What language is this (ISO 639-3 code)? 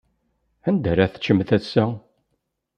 kab